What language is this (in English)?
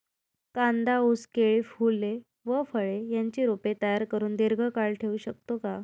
Marathi